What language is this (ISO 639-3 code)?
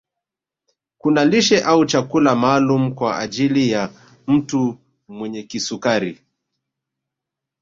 swa